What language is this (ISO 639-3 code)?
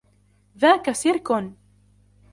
ara